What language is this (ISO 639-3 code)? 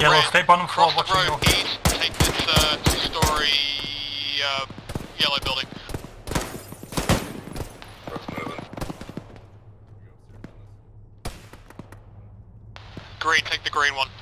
eng